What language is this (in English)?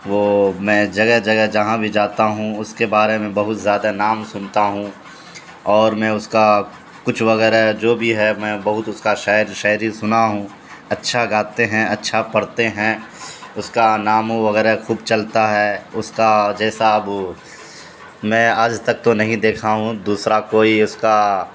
Urdu